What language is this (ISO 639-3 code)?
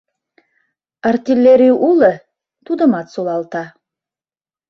chm